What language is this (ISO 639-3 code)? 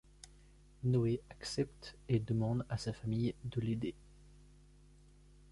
fra